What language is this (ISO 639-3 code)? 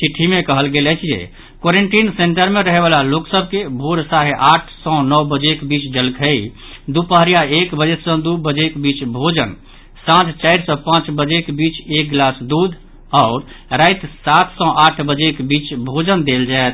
mai